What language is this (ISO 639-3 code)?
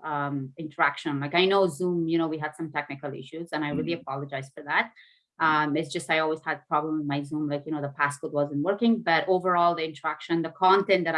eng